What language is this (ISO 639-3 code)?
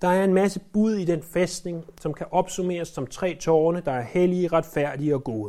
dan